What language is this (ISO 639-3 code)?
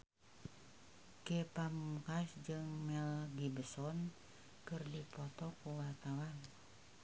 sun